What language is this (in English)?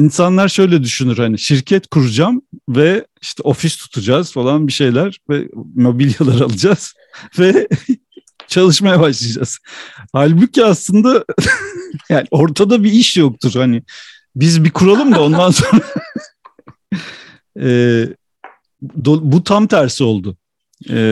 Turkish